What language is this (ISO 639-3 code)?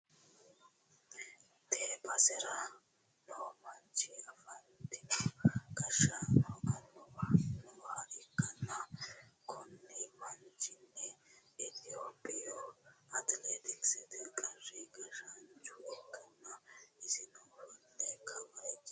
sid